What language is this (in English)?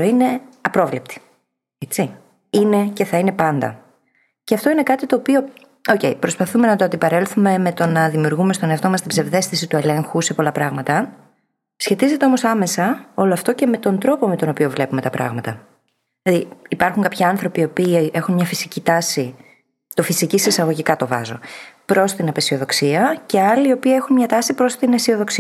Greek